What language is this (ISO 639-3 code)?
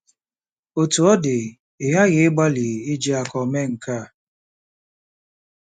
ibo